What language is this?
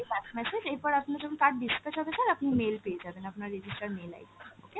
Bangla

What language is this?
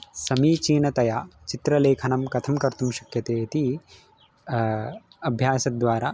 Sanskrit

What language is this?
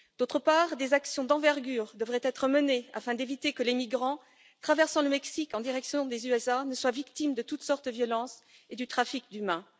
French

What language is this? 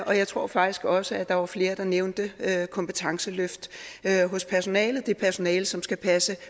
Danish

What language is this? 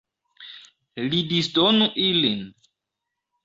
Esperanto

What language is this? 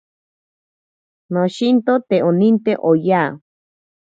Ashéninka Perené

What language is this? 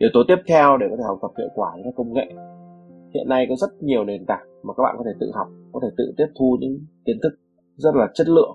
Vietnamese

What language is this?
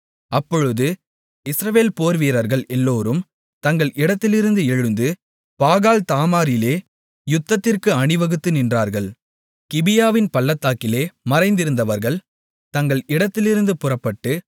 Tamil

